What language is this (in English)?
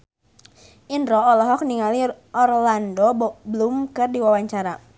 Sundanese